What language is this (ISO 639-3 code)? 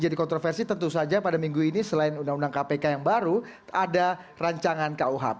ind